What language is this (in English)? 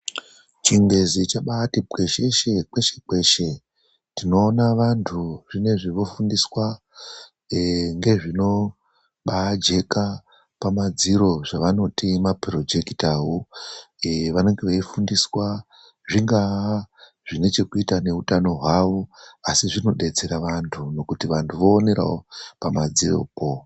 Ndau